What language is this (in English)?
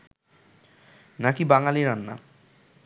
Bangla